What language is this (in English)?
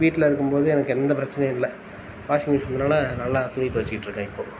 Tamil